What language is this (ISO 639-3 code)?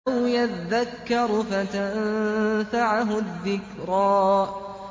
ara